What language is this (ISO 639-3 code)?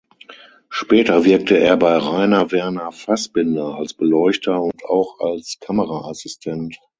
deu